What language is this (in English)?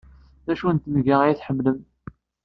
Kabyle